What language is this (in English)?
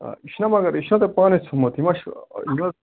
Kashmiri